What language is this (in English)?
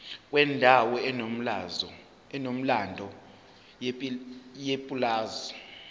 Zulu